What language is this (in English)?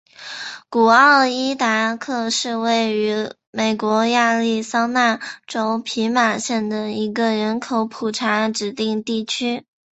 Chinese